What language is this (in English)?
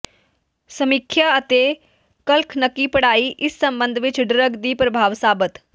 Punjabi